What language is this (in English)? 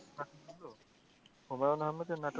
Bangla